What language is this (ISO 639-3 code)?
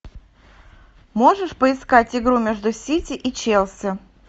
rus